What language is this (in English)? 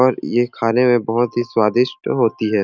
Sadri